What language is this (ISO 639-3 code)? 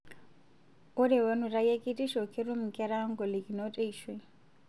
mas